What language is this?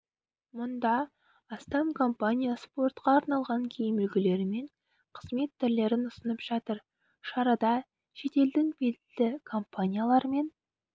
Kazakh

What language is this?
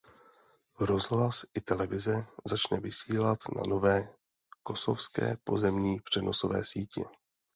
Czech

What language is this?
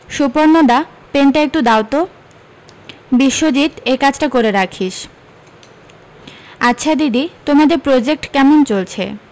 Bangla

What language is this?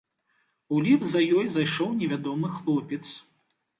Belarusian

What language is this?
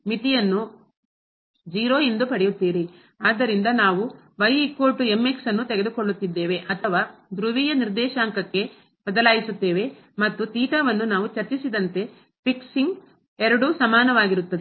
Kannada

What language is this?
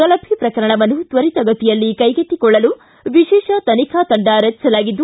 Kannada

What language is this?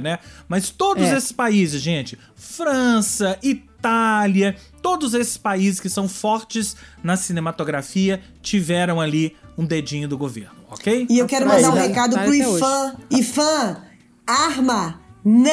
Portuguese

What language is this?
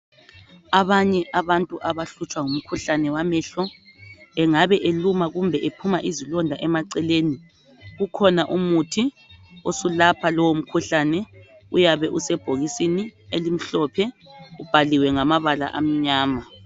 North Ndebele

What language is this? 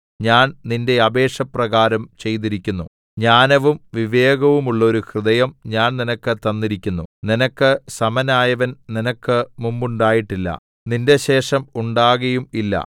Malayalam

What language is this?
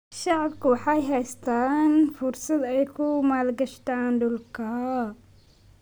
Somali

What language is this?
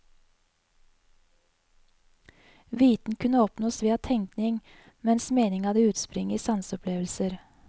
Norwegian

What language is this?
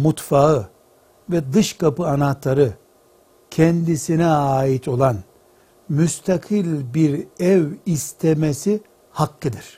Turkish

